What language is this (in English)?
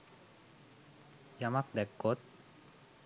Sinhala